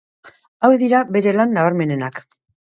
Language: Basque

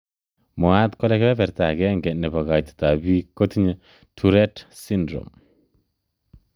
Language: Kalenjin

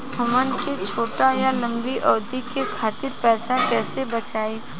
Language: Bhojpuri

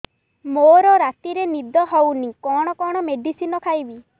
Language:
Odia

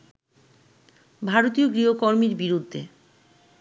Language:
Bangla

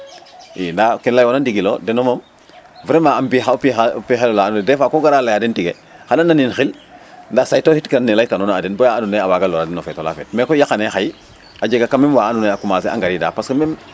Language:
Serer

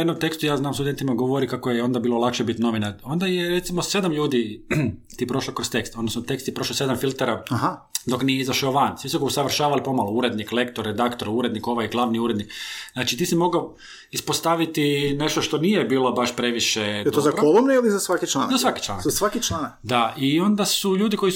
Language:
Croatian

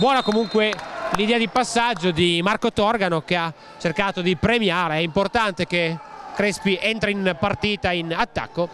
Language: Italian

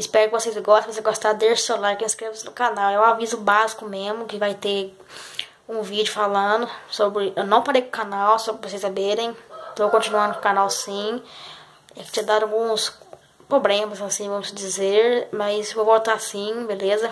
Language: Portuguese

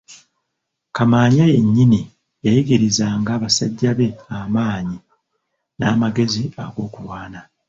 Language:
Ganda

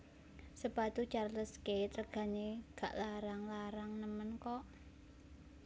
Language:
Javanese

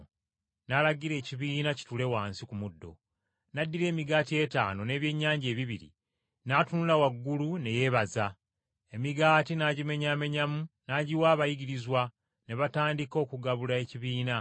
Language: Ganda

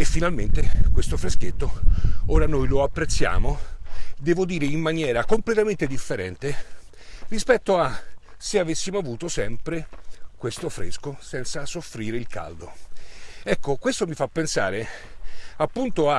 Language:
Italian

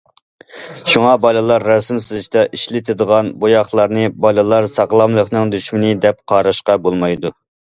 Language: Uyghur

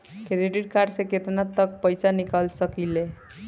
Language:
Bhojpuri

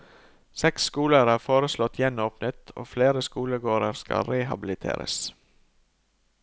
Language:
Norwegian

